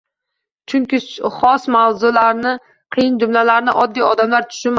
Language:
Uzbek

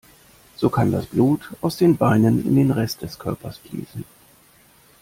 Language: German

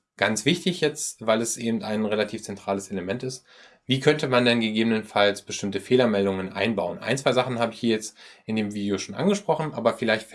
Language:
German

